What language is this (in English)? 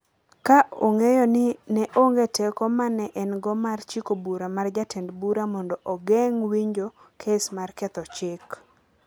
Luo (Kenya and Tanzania)